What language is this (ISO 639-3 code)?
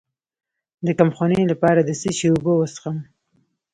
pus